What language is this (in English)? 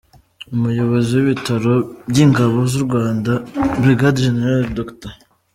Kinyarwanda